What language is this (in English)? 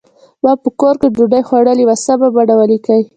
Pashto